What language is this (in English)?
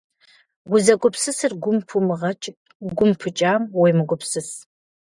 Kabardian